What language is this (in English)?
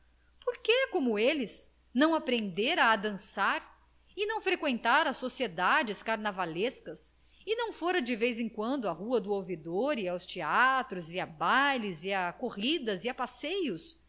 Portuguese